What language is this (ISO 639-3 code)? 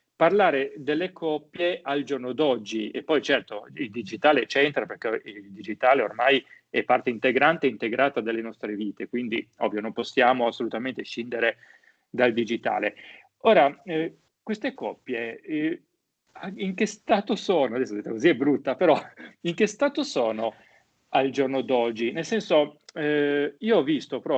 ita